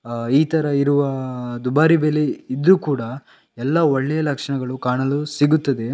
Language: Kannada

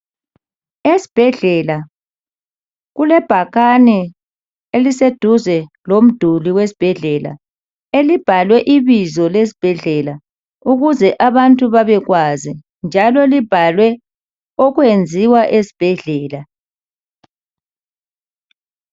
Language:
North Ndebele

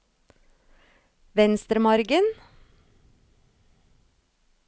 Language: Norwegian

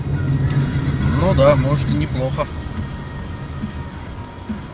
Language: Russian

